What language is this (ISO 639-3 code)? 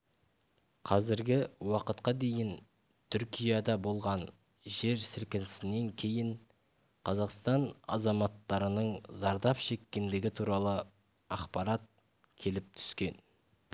kaz